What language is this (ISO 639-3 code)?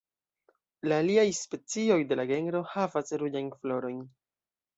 epo